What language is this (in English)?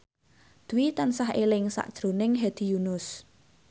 Javanese